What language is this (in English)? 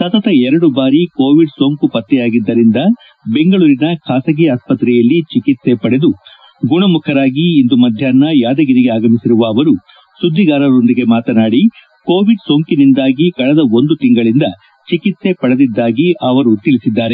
Kannada